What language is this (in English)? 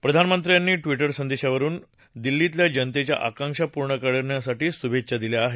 Marathi